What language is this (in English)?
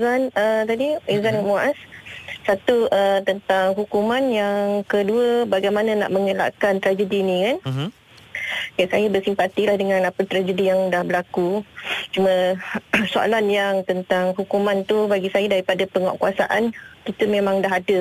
Malay